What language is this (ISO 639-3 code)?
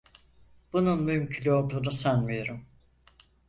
tur